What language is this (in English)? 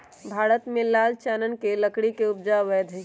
Magahi